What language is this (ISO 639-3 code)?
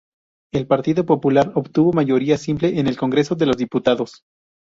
spa